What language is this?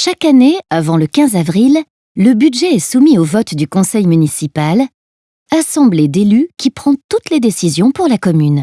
French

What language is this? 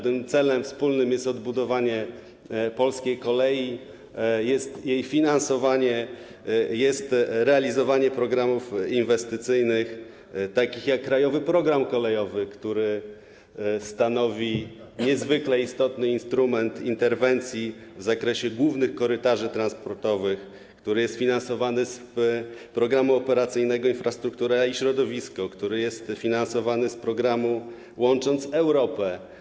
Polish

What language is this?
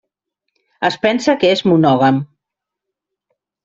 Catalan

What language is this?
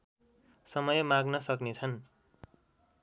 Nepali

